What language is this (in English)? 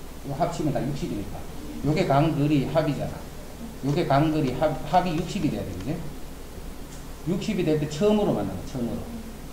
Korean